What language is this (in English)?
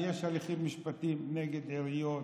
Hebrew